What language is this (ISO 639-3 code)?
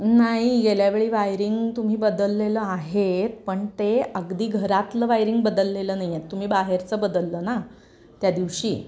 mar